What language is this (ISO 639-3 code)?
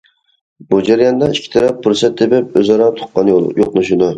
uig